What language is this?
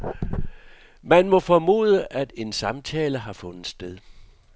Danish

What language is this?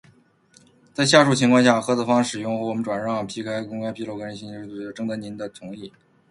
Chinese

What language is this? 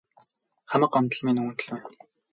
Mongolian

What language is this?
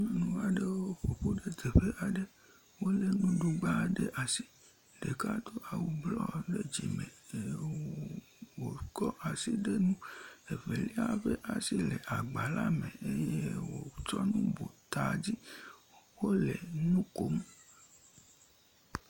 Ewe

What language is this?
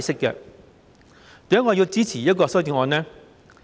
Cantonese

